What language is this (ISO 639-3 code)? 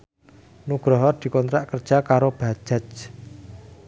jav